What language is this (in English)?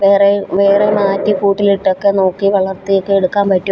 Malayalam